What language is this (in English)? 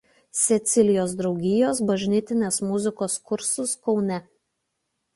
Lithuanian